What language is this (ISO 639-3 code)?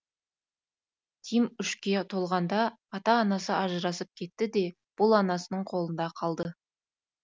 kaz